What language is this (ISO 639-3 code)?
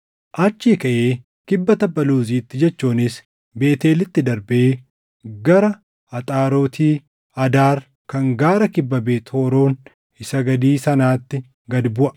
orm